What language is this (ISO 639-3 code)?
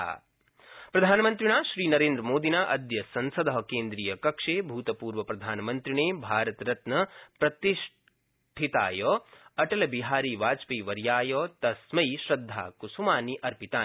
san